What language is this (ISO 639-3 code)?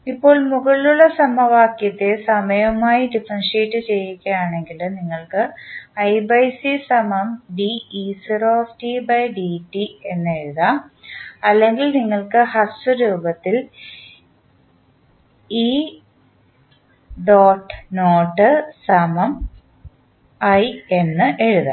mal